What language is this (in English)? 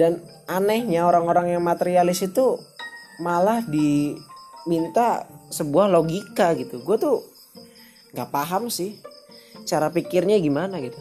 Indonesian